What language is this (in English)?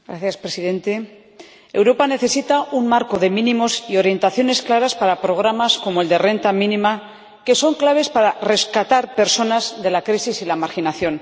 Spanish